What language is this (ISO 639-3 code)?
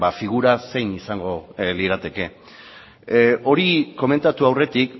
eus